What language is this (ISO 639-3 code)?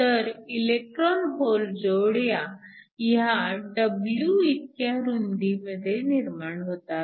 mar